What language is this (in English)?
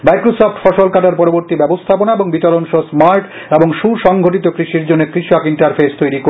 Bangla